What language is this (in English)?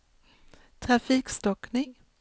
Swedish